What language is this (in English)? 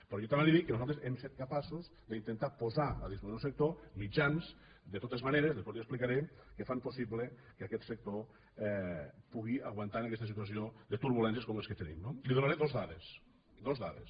Catalan